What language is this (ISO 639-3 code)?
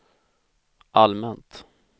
swe